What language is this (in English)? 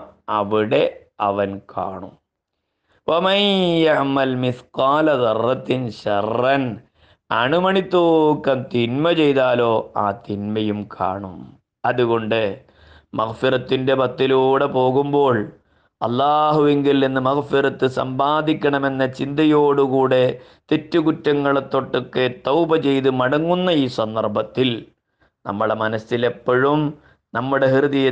Malayalam